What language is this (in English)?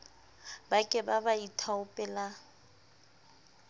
Southern Sotho